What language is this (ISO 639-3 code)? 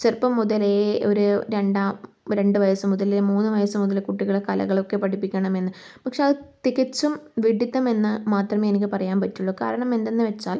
mal